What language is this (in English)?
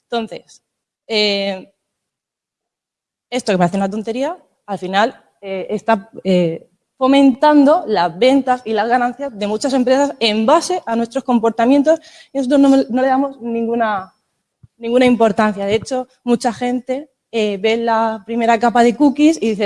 Spanish